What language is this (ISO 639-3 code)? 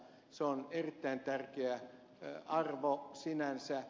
fin